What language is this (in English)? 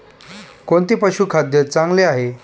Marathi